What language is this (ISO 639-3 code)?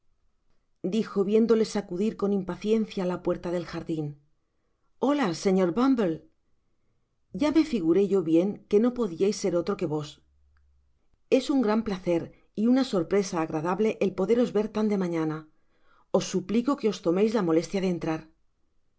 spa